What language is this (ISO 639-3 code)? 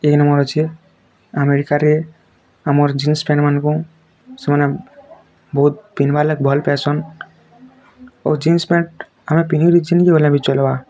ori